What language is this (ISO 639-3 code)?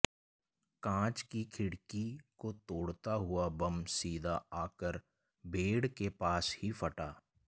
hin